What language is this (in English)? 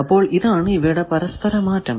Malayalam